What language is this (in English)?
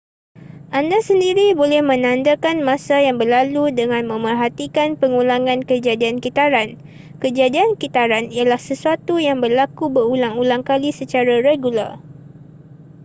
Malay